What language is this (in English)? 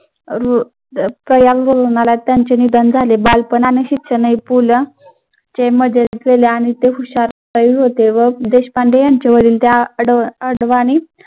Marathi